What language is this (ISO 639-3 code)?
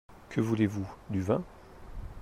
fra